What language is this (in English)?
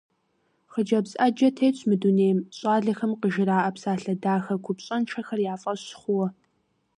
Kabardian